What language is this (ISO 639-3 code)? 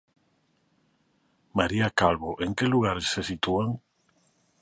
glg